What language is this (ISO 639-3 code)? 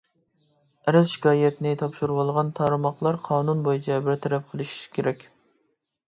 uig